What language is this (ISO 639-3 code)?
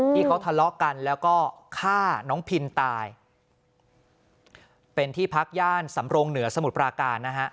tha